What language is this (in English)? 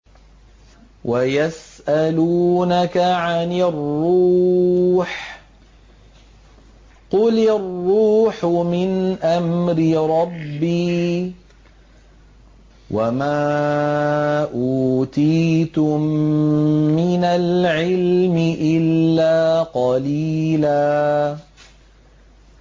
Arabic